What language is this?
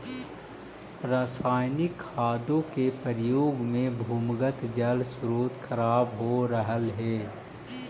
Magahi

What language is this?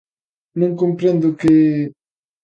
Galician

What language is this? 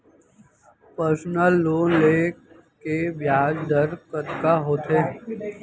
Chhattisgarhi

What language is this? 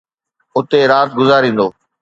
Sindhi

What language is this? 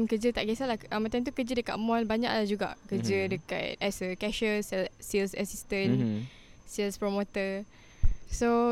Malay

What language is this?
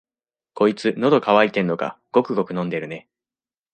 Japanese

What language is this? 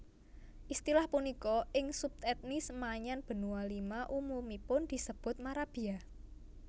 Javanese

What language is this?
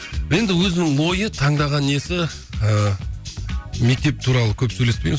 Kazakh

